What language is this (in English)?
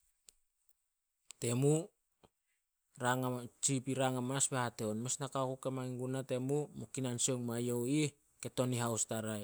Solos